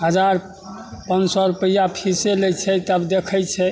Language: Maithili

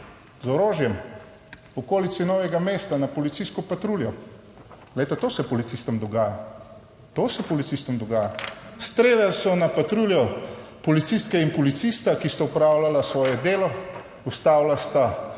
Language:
Slovenian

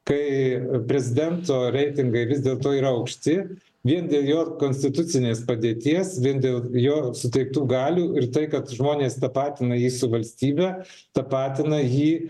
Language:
Lithuanian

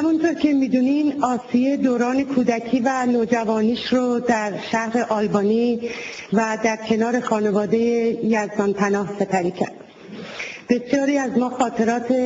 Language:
Persian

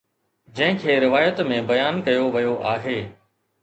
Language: Sindhi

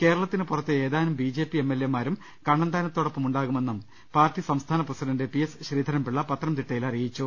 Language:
Malayalam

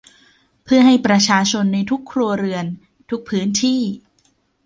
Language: Thai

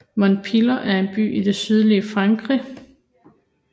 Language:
Danish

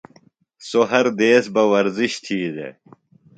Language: Phalura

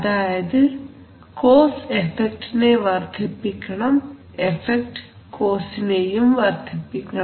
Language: Malayalam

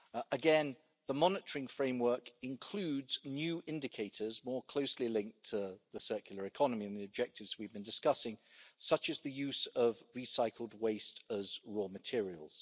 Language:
English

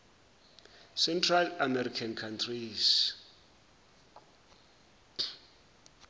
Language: Zulu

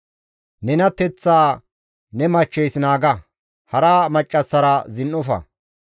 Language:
Gamo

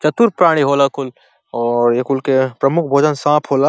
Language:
Bhojpuri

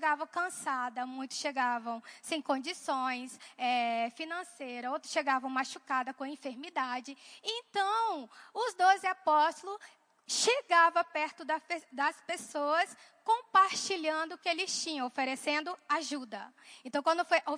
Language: Portuguese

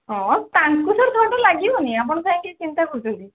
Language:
Odia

